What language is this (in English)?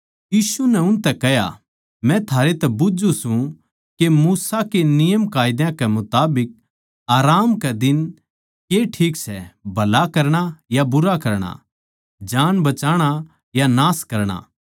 Haryanvi